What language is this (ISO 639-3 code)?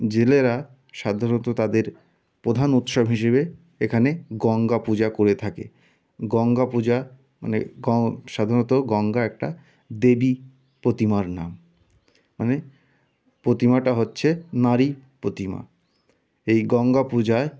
ben